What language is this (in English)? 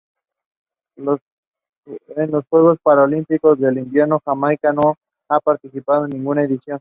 Spanish